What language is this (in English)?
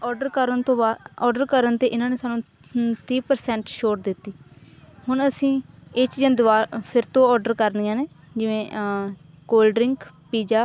Punjabi